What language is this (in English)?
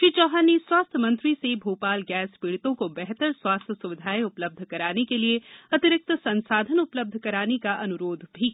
Hindi